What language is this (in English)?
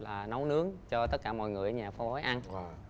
Vietnamese